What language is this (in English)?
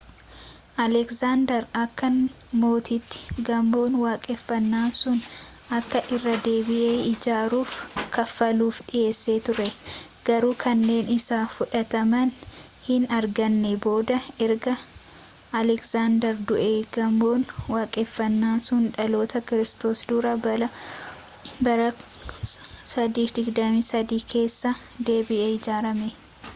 Oromo